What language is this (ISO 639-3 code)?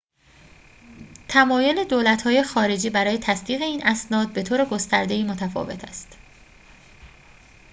fas